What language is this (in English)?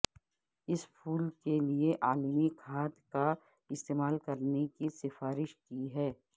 Urdu